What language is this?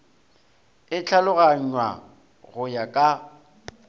Northern Sotho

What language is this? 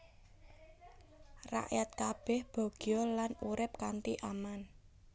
Javanese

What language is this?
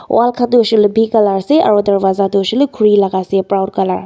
Naga Pidgin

